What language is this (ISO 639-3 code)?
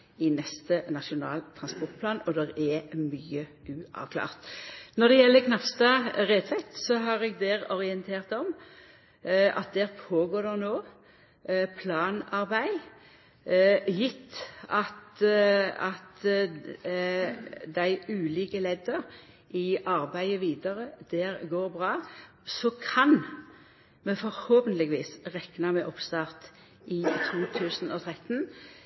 nno